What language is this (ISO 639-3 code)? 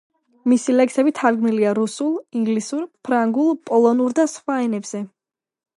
kat